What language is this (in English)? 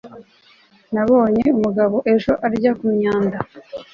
Kinyarwanda